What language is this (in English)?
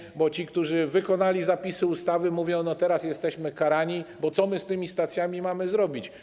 Polish